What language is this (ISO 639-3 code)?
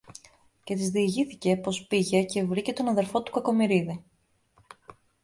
ell